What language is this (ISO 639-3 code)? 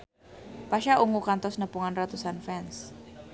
sun